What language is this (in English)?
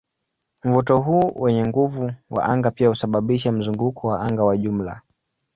Swahili